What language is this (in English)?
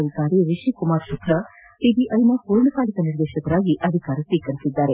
Kannada